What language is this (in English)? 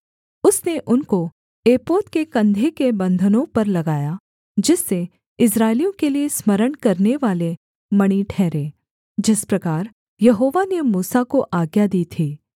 Hindi